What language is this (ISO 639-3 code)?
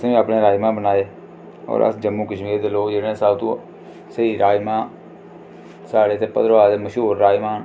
doi